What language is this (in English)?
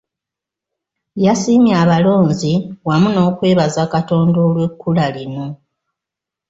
Ganda